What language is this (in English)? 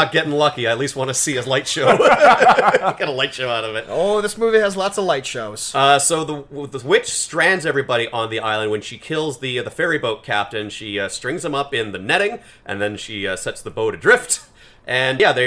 English